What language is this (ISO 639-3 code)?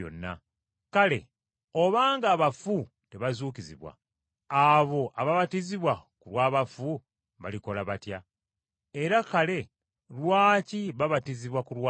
lug